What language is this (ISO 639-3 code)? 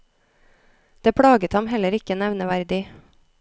nor